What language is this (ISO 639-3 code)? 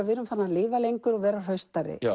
isl